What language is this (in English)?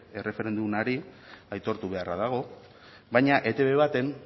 Basque